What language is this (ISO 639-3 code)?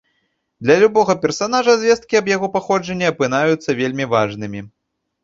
bel